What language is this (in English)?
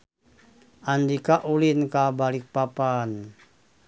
Sundanese